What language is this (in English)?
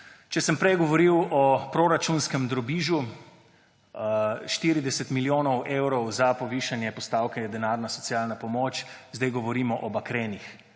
Slovenian